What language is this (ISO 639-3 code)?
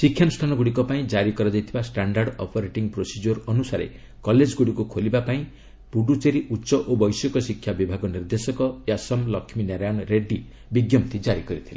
ori